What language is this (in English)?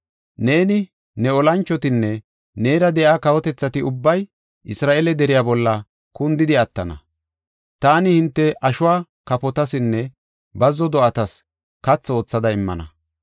Gofa